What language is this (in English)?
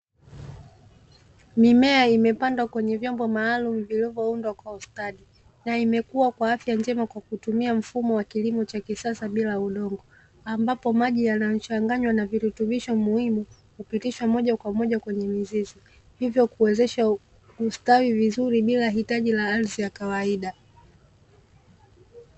Swahili